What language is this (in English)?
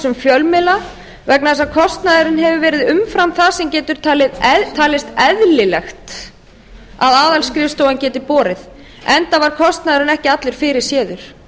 Icelandic